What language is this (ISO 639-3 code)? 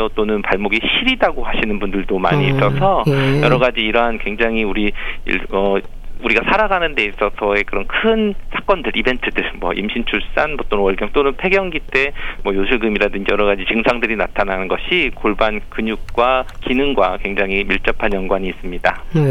kor